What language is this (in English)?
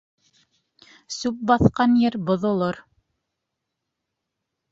Bashkir